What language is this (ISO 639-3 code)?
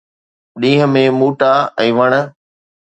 snd